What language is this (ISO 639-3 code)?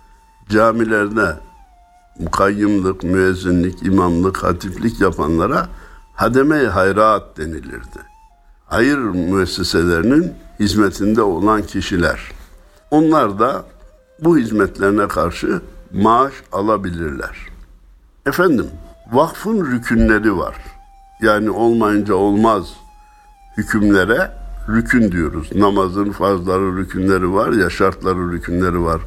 tur